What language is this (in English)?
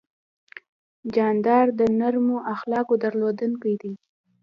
Pashto